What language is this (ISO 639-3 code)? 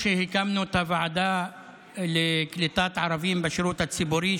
heb